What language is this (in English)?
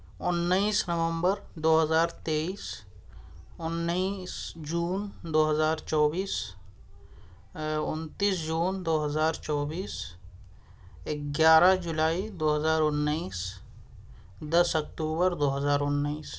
Urdu